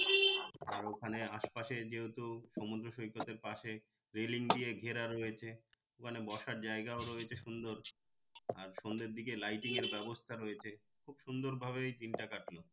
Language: Bangla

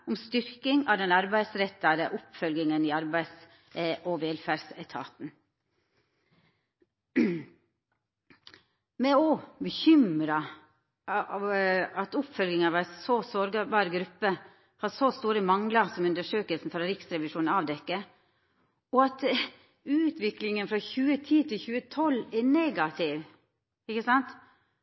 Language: Norwegian Nynorsk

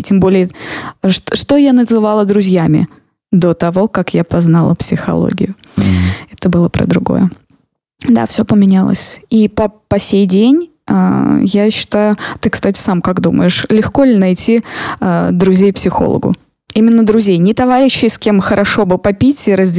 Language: Russian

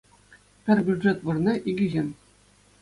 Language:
Chuvash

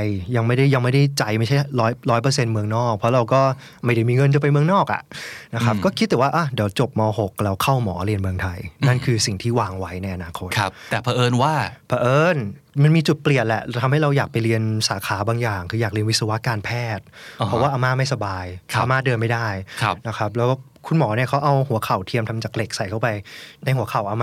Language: Thai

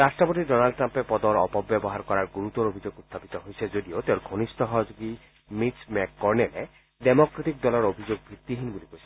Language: Assamese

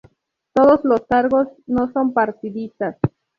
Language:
Spanish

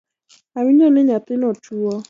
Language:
Luo (Kenya and Tanzania)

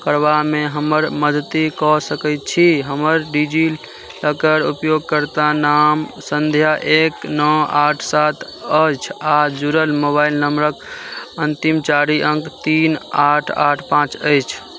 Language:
Maithili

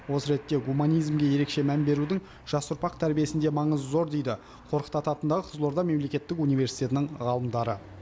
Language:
Kazakh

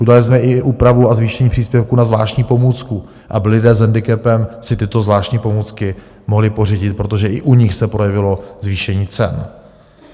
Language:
Czech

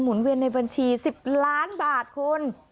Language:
Thai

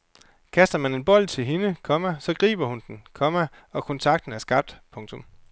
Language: Danish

